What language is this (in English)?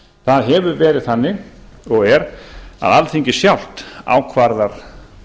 Icelandic